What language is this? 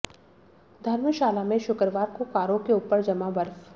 Hindi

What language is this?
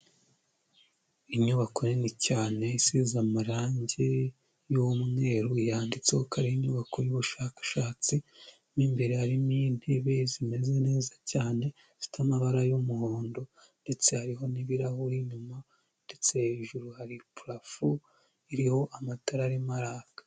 Kinyarwanda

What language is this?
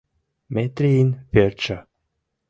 Mari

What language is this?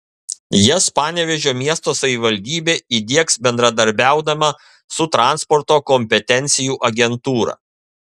Lithuanian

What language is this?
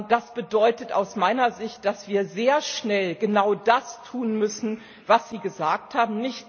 German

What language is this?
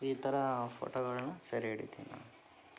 Kannada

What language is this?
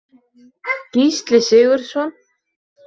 Icelandic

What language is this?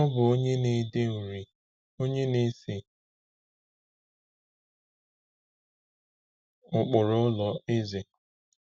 Igbo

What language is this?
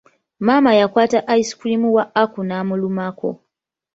Ganda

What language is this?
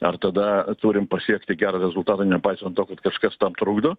Lithuanian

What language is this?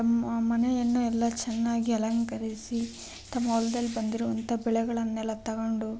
Kannada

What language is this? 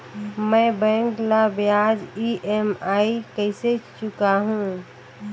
Chhattisgarhi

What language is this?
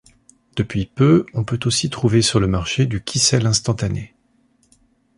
French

